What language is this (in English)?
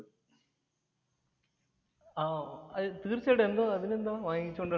Malayalam